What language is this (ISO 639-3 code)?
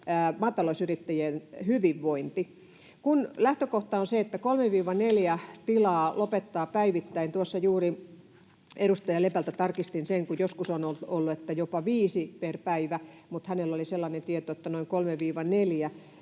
fin